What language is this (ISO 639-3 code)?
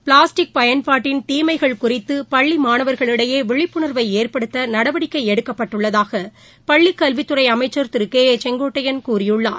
tam